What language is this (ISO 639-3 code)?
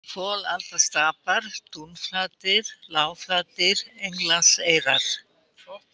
isl